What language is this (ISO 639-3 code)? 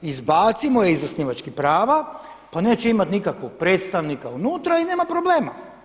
hrv